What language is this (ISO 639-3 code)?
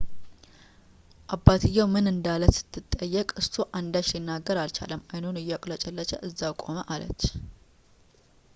amh